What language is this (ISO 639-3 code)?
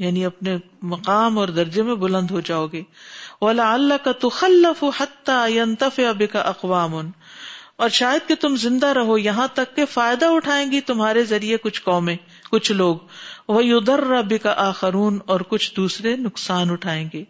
urd